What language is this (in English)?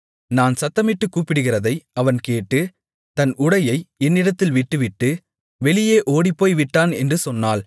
Tamil